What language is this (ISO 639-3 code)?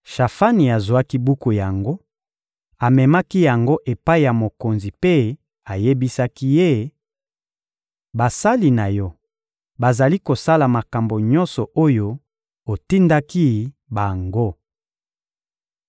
lin